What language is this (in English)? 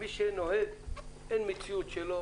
Hebrew